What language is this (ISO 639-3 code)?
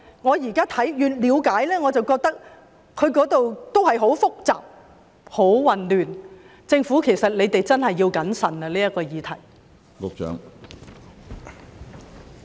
yue